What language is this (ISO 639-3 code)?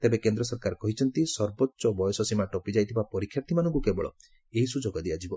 ori